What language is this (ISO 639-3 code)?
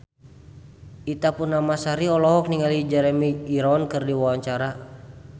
sun